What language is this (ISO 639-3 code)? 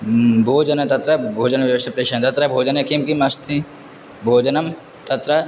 san